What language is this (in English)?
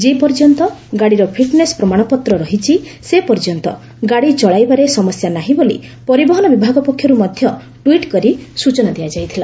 Odia